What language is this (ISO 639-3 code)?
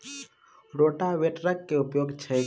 mai